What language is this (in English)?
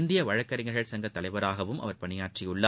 Tamil